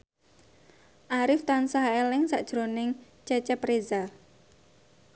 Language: Javanese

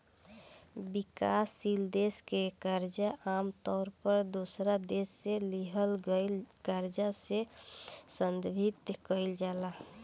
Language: Bhojpuri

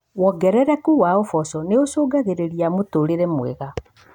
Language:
Kikuyu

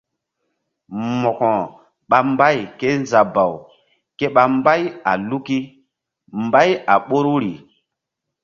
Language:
Mbum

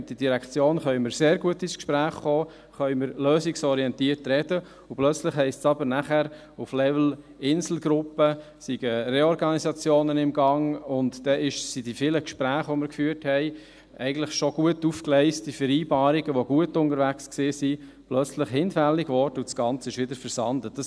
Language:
Swiss German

